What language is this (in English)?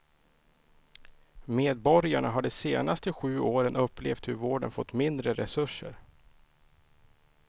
Swedish